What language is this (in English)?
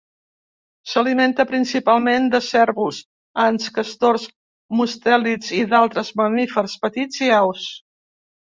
Catalan